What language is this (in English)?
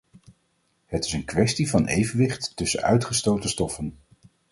Dutch